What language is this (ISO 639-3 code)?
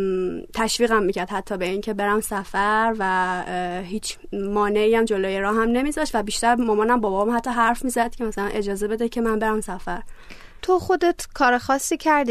fas